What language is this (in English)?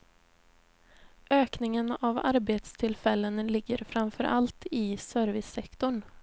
Swedish